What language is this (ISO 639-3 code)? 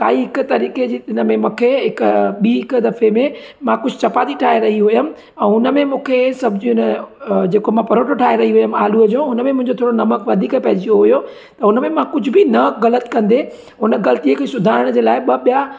snd